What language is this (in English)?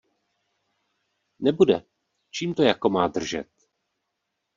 Czech